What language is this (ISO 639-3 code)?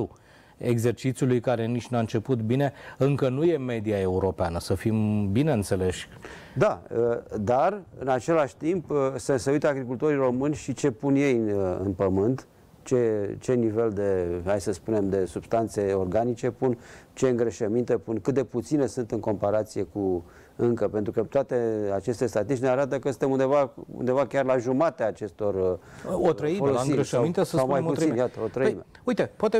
ron